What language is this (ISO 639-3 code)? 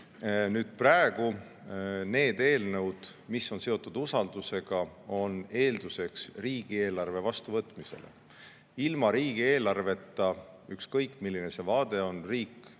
est